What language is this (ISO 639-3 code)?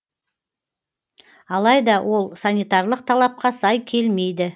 kaz